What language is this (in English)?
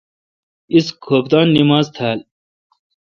Kalkoti